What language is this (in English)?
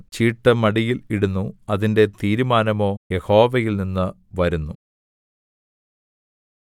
Malayalam